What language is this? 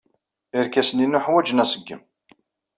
Kabyle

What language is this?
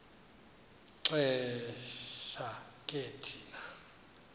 Xhosa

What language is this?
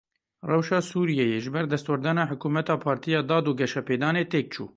Kurdish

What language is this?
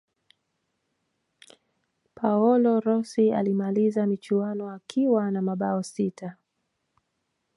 Swahili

